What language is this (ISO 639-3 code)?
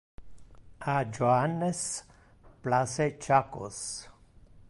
ina